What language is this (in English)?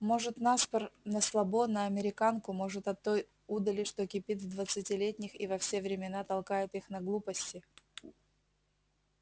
Russian